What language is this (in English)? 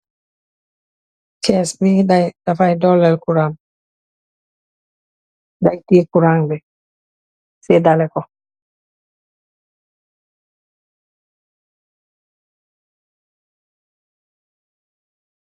Wolof